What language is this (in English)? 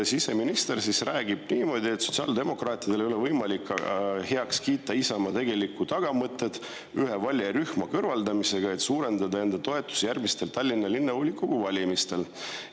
Estonian